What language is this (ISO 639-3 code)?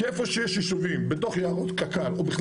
heb